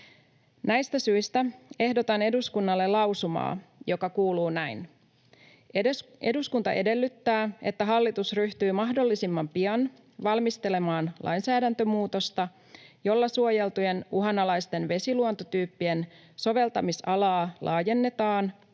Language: Finnish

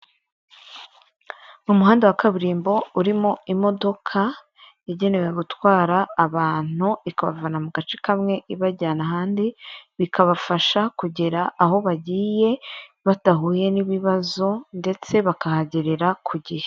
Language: Kinyarwanda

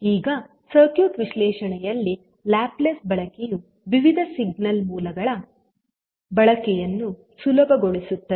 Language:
Kannada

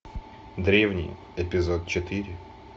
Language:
Russian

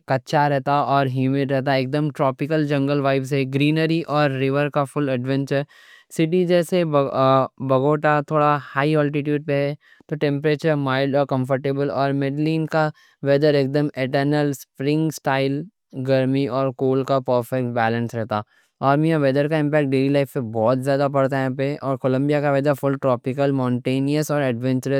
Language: Deccan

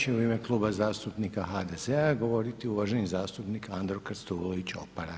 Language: Croatian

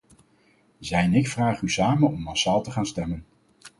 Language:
Dutch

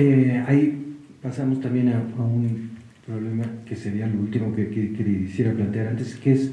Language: Spanish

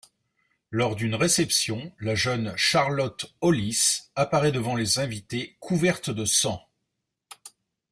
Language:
French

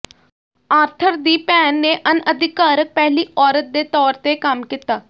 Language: Punjabi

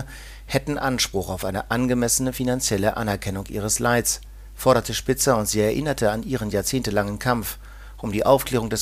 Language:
German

